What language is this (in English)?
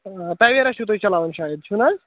Kashmiri